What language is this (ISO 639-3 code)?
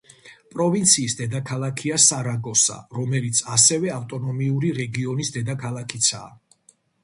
kat